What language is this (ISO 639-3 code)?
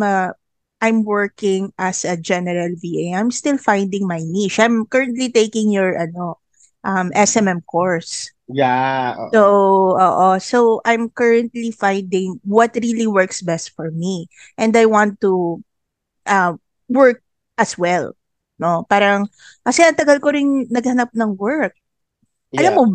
fil